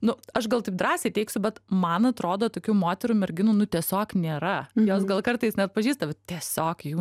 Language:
Lithuanian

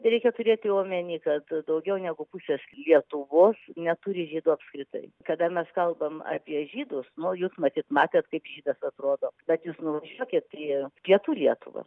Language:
Lithuanian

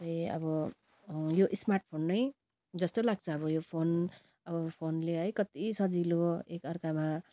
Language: Nepali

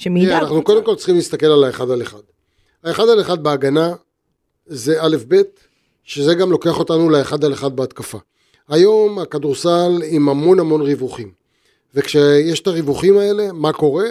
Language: Hebrew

